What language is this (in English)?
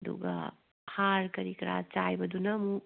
Manipuri